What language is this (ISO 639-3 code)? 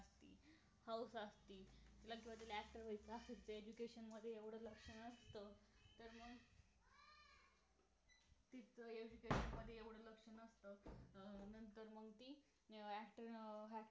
mar